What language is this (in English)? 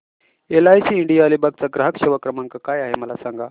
Marathi